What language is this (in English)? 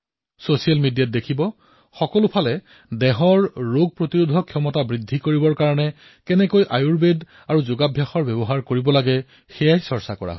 Assamese